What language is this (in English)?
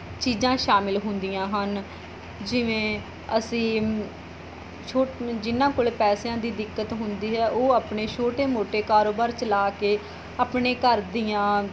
Punjabi